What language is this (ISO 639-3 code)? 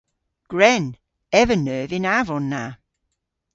cor